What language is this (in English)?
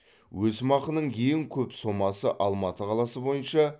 Kazakh